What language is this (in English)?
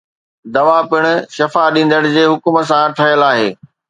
Sindhi